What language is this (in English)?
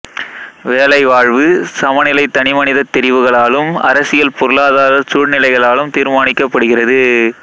Tamil